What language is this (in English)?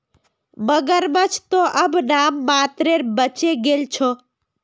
Magahi